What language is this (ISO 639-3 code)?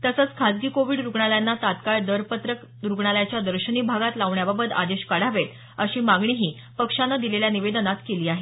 mar